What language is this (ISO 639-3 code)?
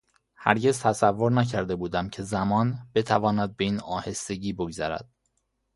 fas